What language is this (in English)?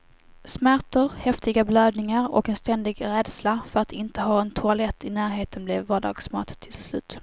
Swedish